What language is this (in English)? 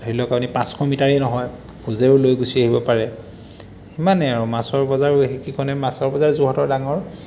Assamese